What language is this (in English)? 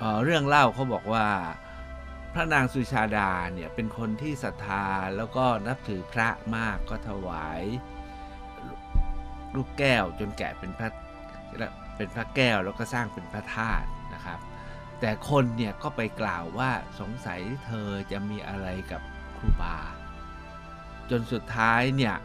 Thai